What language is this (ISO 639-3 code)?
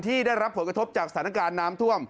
tha